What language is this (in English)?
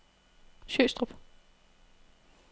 Danish